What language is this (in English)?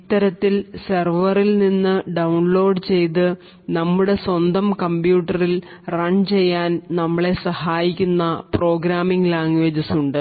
Malayalam